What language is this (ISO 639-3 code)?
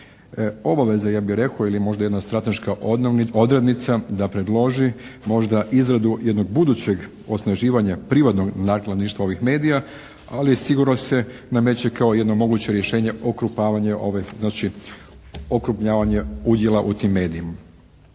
hrv